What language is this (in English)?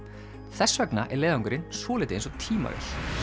Icelandic